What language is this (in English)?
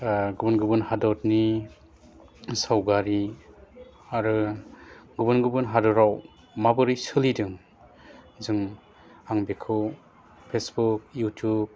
Bodo